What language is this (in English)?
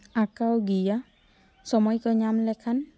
Santali